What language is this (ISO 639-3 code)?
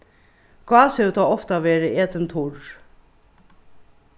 fao